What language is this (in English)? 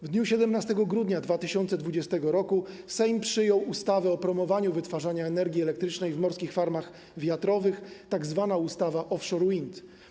Polish